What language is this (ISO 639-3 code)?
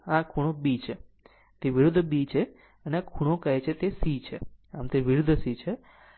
guj